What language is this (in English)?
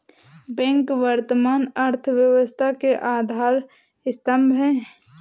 Hindi